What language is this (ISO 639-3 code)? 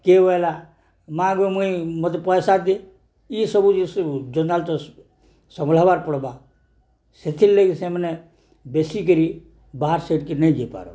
ori